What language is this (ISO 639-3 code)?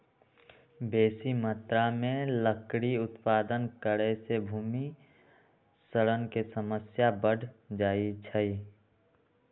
mag